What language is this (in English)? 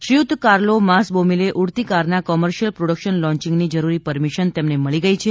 Gujarati